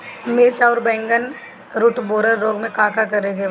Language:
Bhojpuri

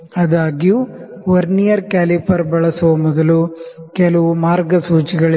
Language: Kannada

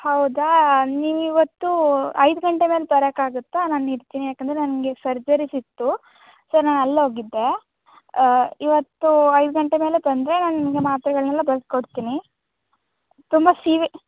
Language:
Kannada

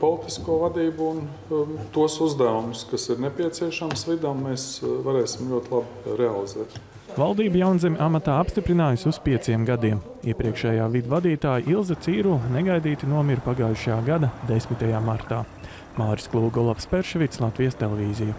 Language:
Latvian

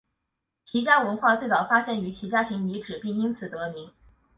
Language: Chinese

